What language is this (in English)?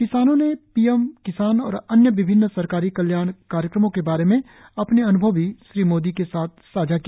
Hindi